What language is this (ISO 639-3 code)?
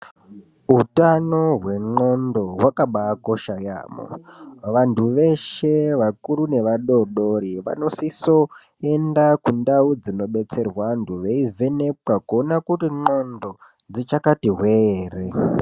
ndc